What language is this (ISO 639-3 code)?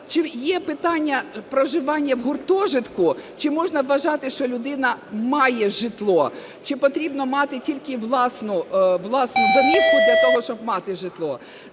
ukr